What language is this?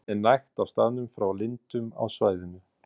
Icelandic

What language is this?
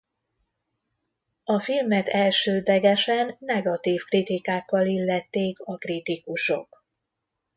Hungarian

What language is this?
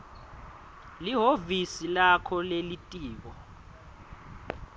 Swati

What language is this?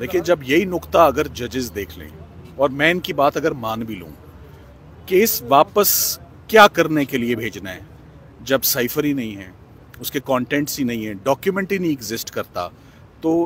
Hindi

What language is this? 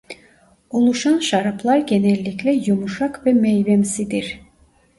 Turkish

